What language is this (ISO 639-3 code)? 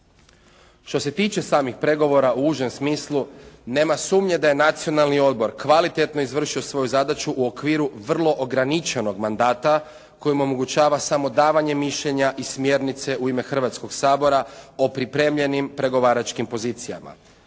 hrv